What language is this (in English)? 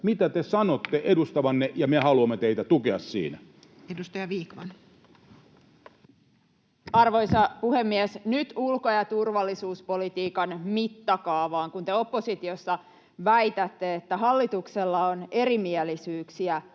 Finnish